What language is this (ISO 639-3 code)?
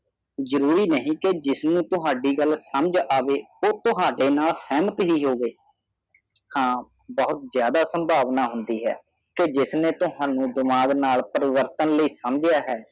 pan